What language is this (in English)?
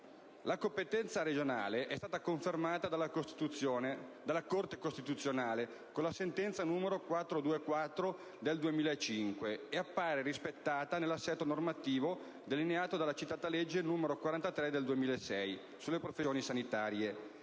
Italian